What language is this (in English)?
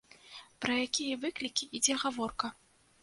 Belarusian